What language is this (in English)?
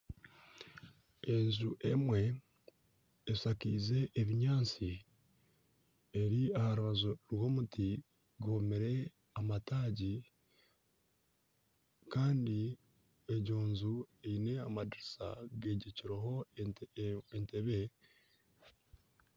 Nyankole